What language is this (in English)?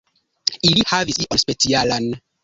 Esperanto